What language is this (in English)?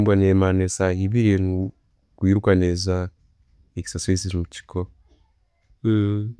Tooro